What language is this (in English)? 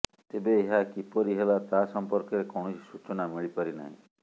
Odia